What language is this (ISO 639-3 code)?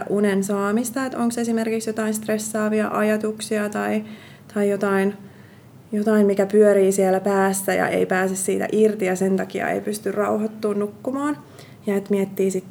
fin